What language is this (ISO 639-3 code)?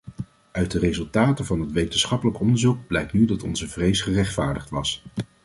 nld